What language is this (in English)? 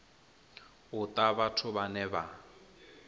Venda